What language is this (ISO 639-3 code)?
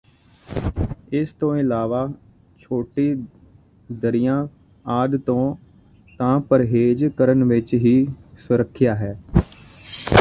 pan